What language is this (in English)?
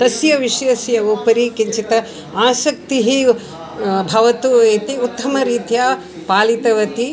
Sanskrit